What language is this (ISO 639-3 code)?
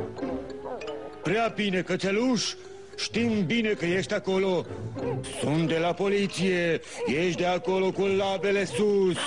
ron